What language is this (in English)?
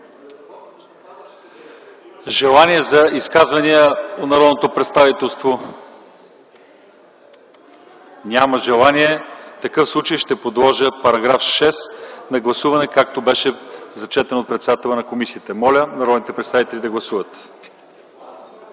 Bulgarian